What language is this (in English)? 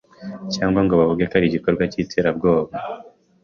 Kinyarwanda